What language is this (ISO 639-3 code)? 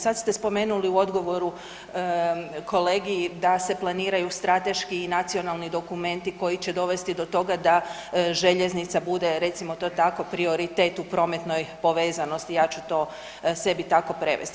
hrv